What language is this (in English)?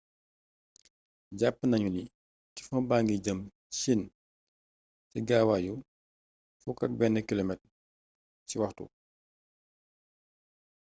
Wolof